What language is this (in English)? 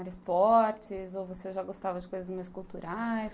Portuguese